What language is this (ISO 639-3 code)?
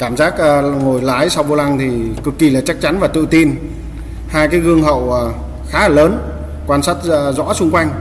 vie